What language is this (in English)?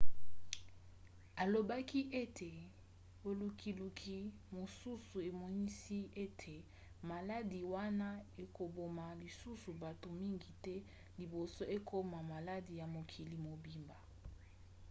Lingala